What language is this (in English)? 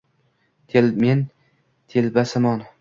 Uzbek